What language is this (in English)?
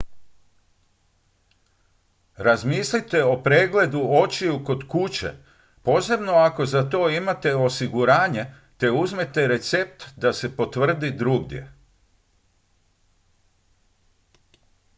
Croatian